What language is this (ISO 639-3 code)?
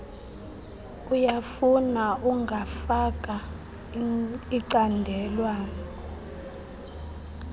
xho